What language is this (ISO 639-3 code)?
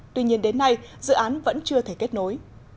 vie